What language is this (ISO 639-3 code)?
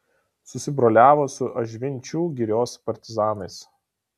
lit